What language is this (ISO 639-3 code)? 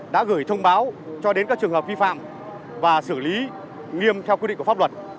vie